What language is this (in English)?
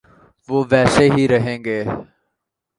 Urdu